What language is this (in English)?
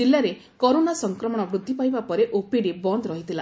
Odia